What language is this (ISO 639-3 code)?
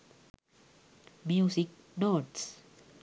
sin